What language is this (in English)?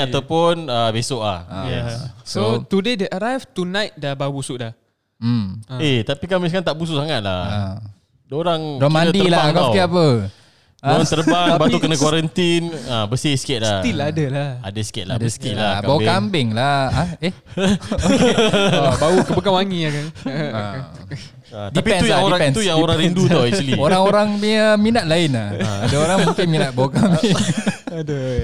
Malay